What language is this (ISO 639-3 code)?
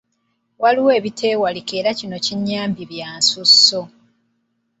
lug